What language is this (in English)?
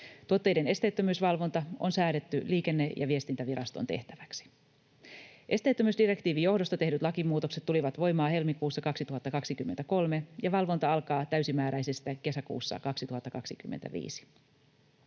Finnish